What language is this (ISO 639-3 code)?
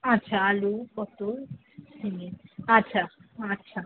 ben